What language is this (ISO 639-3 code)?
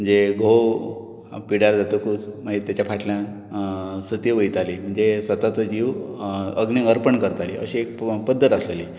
kok